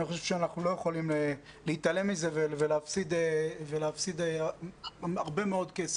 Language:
Hebrew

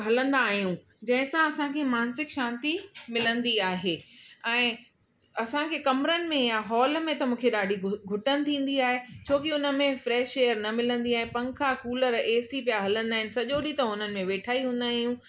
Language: Sindhi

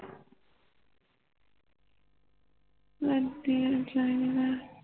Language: Punjabi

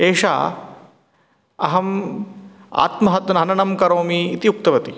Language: Sanskrit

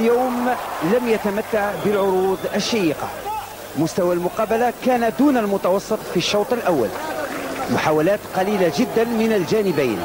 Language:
Arabic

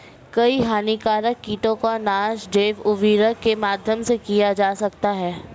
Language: Hindi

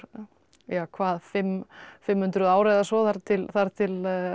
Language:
Icelandic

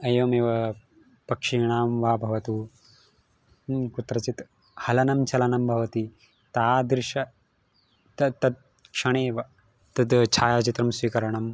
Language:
Sanskrit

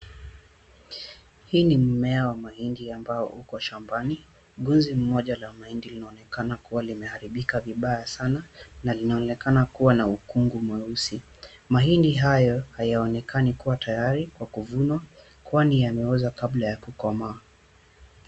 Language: Swahili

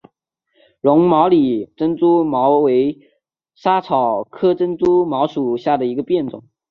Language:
Chinese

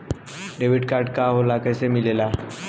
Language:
Bhojpuri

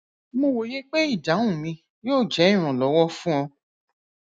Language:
Yoruba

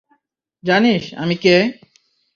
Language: Bangla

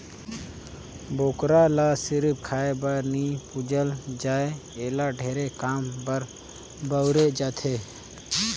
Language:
Chhattisgarhi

